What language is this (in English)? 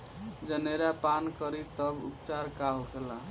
Bhojpuri